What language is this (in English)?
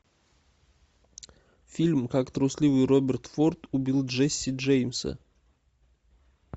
Russian